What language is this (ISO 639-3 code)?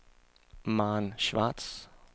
dan